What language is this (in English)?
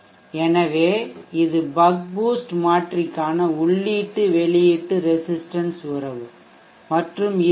Tamil